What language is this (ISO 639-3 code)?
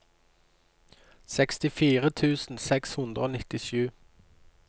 nor